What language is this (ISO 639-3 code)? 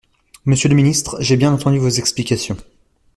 fra